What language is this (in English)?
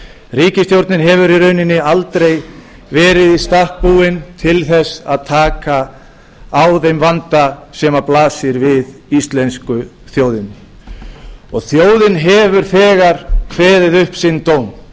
Icelandic